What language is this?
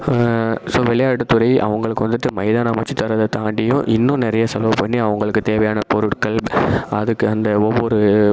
Tamil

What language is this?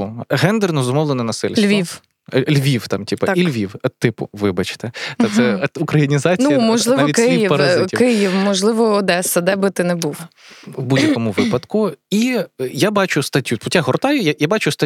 Ukrainian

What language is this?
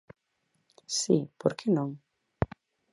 Galician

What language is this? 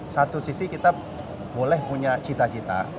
Indonesian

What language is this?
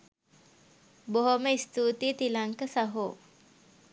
Sinhala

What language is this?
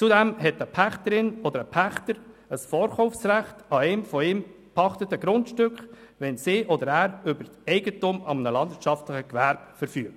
Swiss German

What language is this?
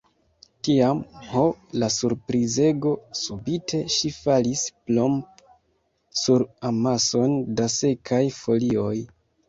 Esperanto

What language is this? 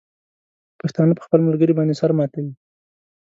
Pashto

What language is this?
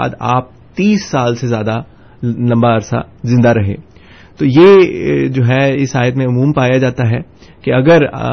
Urdu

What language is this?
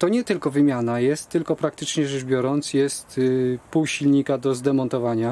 Polish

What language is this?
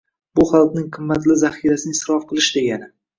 Uzbek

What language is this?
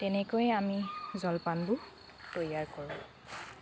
Assamese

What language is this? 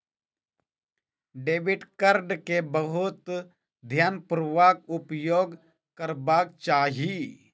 Maithili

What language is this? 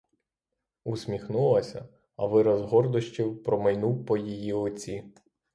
Ukrainian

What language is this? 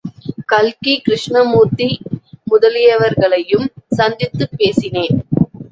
Tamil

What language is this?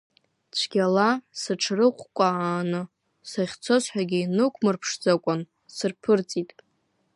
Abkhazian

